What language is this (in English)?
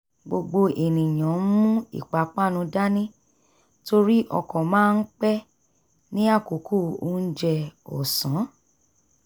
Yoruba